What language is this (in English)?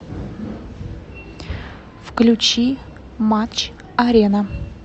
Russian